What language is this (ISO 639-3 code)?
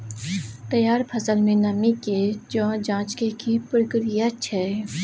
mai